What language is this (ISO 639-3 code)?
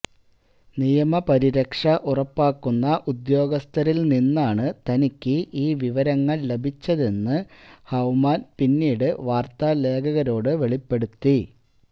mal